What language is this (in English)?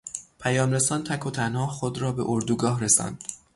Persian